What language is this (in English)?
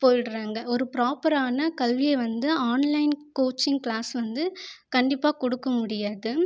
Tamil